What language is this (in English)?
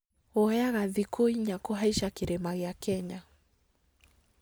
Kikuyu